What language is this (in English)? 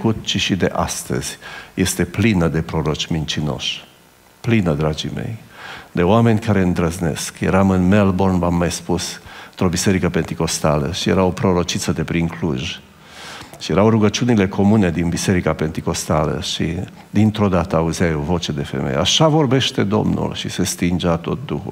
Romanian